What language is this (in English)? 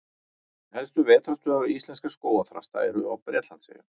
Icelandic